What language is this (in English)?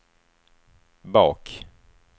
Swedish